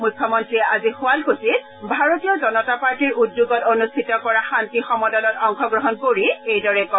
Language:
Assamese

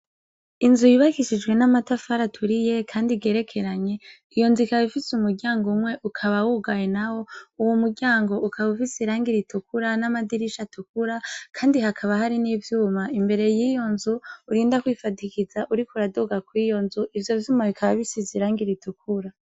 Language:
Rundi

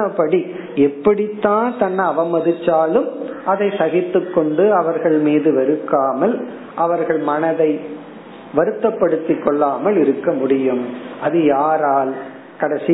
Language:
Tamil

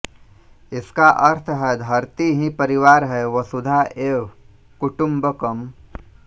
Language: Hindi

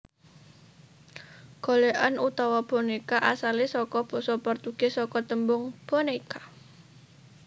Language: Javanese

